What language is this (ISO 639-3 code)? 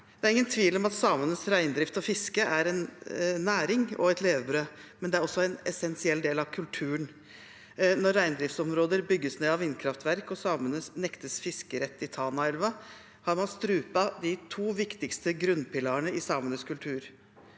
nor